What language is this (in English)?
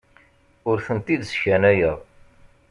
Kabyle